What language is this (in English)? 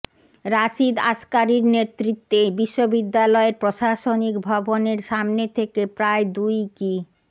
Bangla